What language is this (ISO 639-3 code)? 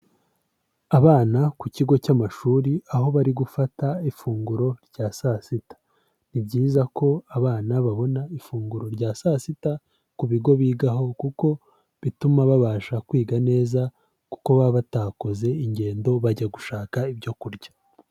kin